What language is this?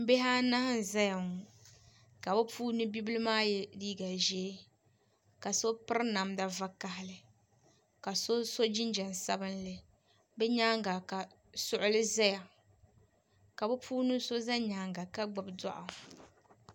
Dagbani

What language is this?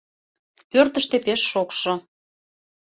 Mari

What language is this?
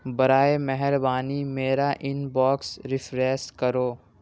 Urdu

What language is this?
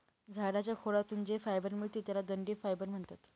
Marathi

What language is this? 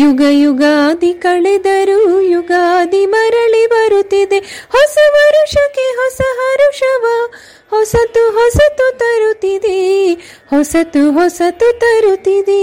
Kannada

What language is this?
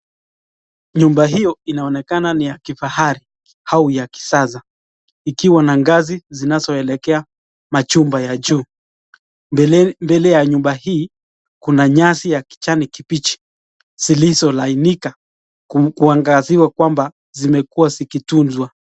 Swahili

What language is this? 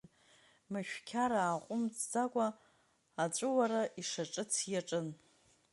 Abkhazian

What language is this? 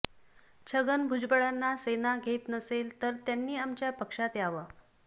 Marathi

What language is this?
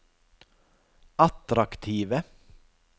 Norwegian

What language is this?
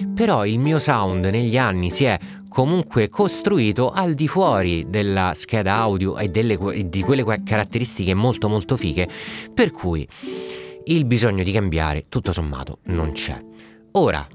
Italian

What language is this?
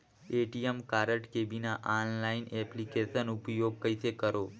Chhattisgarhi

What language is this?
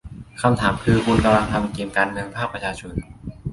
Thai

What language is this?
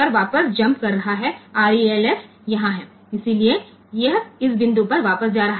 Gujarati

